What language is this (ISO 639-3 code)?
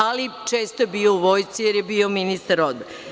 srp